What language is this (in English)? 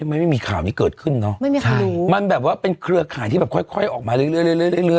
Thai